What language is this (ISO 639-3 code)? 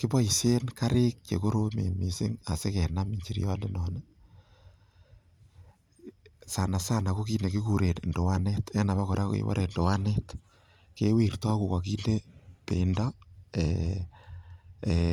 kln